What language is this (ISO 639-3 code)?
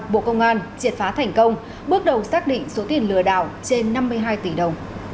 vie